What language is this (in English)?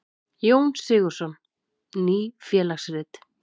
Icelandic